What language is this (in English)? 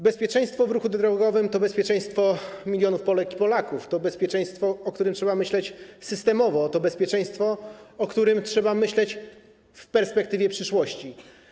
Polish